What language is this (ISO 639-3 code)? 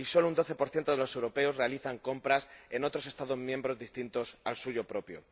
spa